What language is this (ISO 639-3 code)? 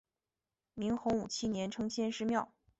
zho